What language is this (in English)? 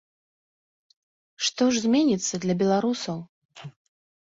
Belarusian